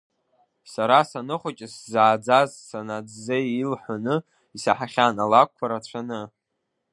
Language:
Abkhazian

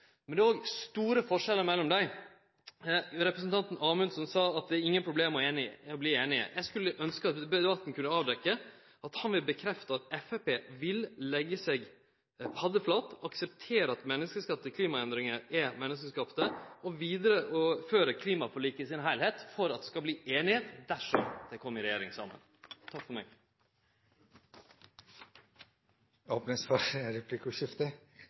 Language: Norwegian Nynorsk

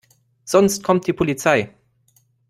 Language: German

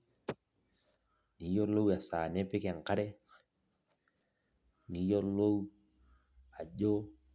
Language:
Masai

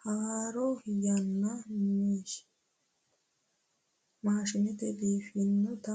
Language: Sidamo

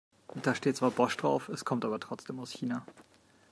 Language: German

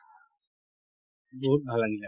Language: Assamese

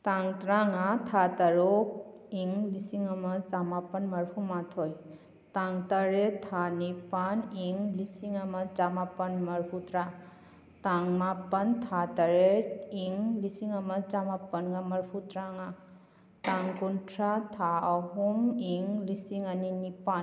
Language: Manipuri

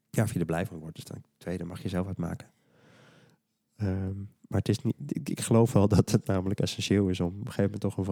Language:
Dutch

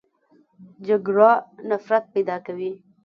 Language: Pashto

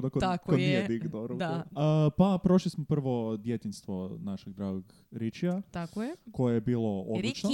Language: Croatian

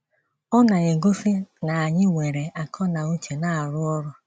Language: Igbo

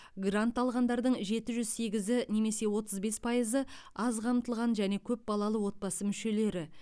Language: Kazakh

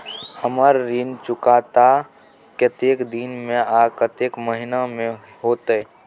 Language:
Maithili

